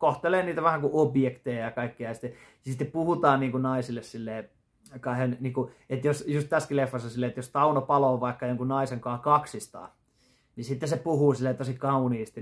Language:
Finnish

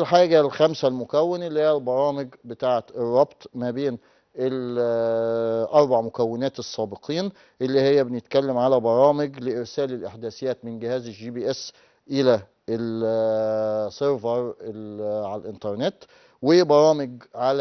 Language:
Arabic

